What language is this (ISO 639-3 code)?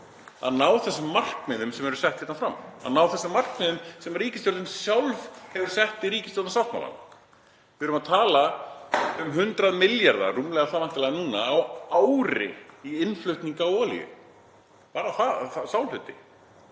isl